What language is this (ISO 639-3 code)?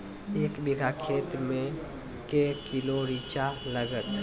mai